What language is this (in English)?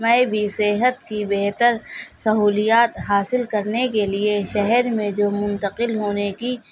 Urdu